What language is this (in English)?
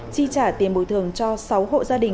Vietnamese